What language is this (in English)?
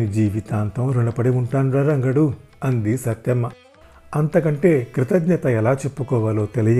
Telugu